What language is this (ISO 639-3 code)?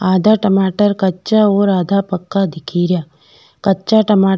raj